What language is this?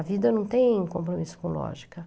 Portuguese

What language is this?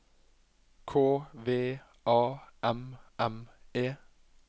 Norwegian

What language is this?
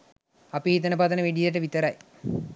Sinhala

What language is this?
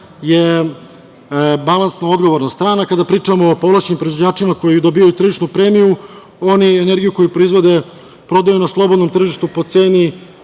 Serbian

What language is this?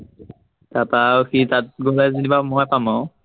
Assamese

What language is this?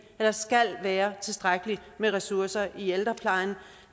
Danish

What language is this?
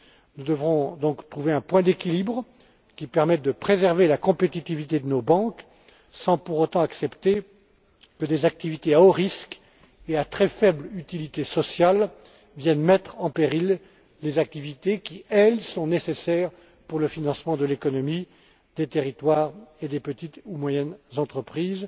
French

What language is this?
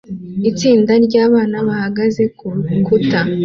Kinyarwanda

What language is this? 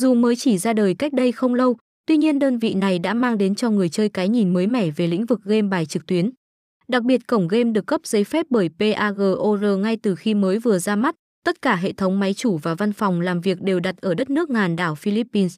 Vietnamese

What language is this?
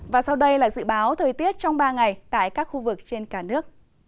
Vietnamese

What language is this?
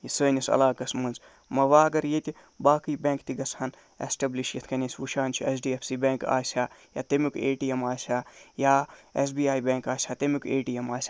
Kashmiri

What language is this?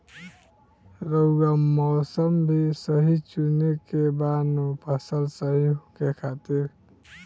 Bhojpuri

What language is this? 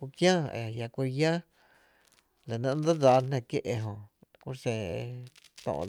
Tepinapa Chinantec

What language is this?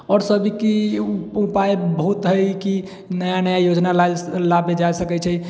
Maithili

